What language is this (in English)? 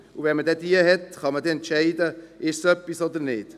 Swiss German